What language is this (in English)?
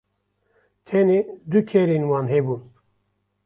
Kurdish